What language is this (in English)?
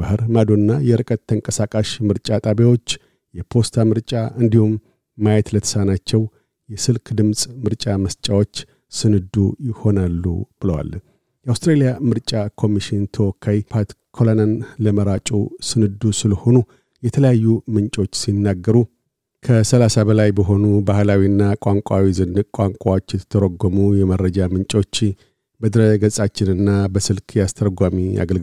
Amharic